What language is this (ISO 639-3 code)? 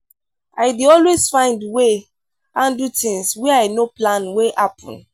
pcm